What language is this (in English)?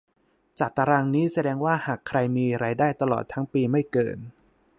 Thai